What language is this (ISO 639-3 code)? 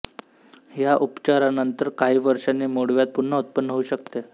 mar